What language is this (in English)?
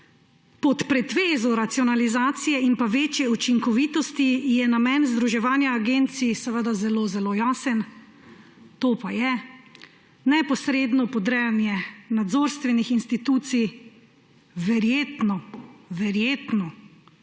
Slovenian